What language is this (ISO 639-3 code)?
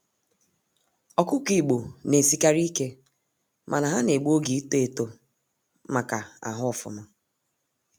ibo